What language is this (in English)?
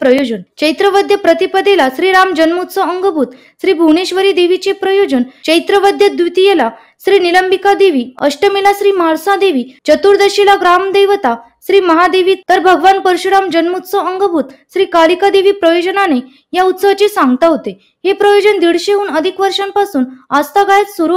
Marathi